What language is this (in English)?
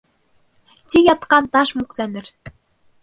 Bashkir